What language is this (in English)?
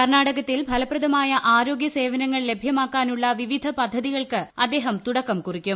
Malayalam